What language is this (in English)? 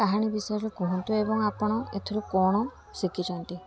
Odia